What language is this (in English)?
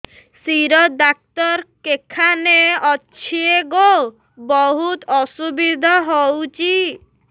Odia